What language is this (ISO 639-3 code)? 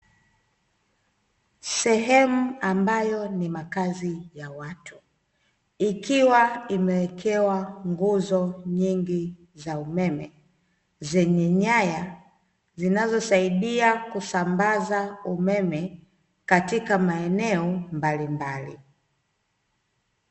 swa